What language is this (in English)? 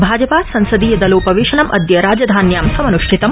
Sanskrit